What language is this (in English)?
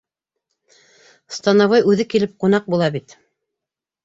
Bashkir